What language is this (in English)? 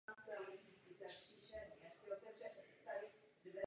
Czech